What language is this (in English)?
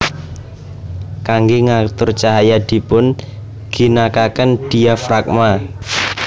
Javanese